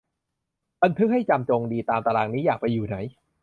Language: Thai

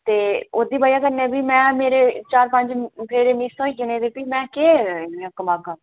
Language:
Dogri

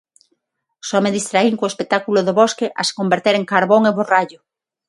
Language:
Galician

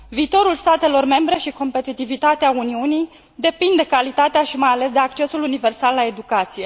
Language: Romanian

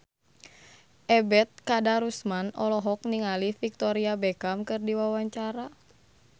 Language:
Sundanese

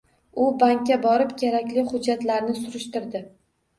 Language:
Uzbek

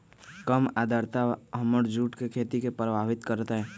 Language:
Magahi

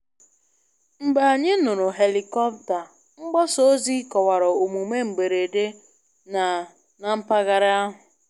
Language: Igbo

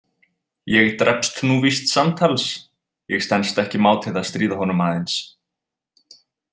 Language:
Icelandic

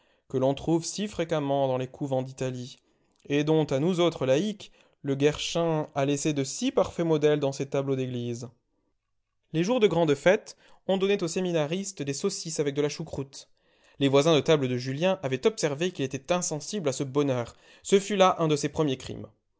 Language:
French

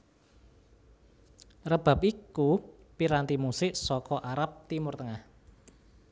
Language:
Javanese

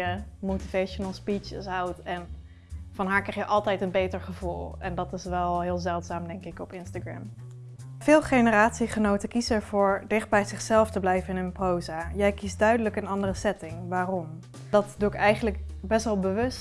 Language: Dutch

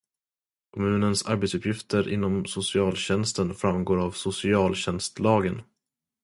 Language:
Swedish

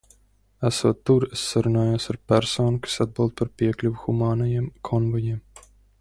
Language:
Latvian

